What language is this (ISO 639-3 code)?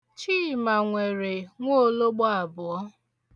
ibo